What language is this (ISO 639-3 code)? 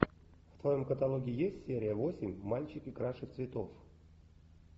rus